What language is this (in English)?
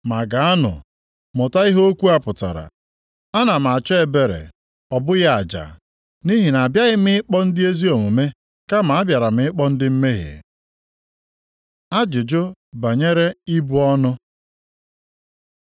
Igbo